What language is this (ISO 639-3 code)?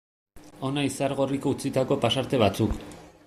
eus